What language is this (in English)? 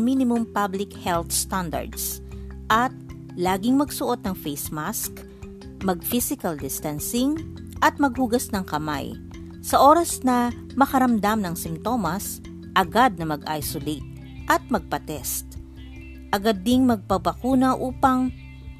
Filipino